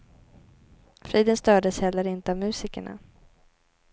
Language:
Swedish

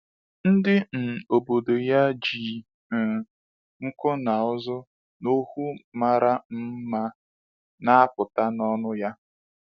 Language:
Igbo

